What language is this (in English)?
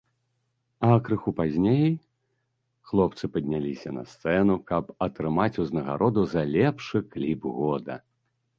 Belarusian